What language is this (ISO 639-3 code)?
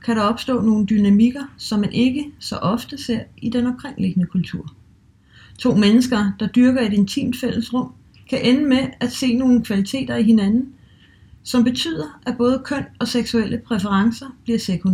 dan